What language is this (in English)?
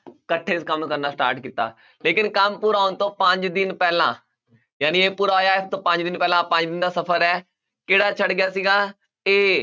Punjabi